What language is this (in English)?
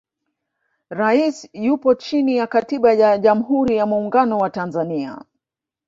Swahili